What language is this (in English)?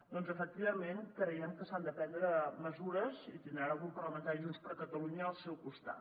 Catalan